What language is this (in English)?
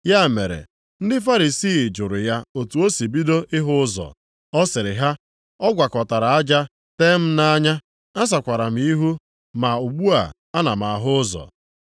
Igbo